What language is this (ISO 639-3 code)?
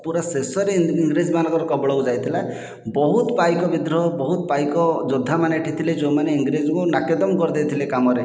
ori